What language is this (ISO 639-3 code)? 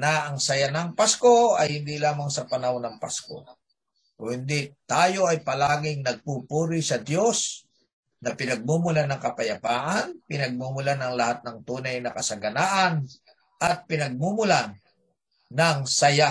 fil